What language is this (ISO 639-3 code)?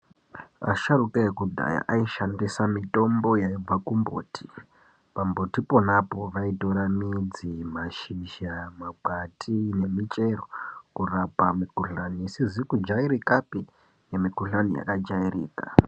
ndc